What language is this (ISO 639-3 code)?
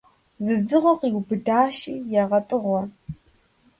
kbd